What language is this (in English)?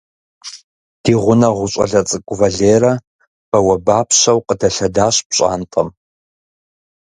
Kabardian